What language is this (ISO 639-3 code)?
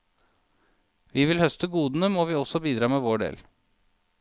nor